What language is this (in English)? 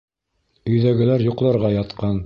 Bashkir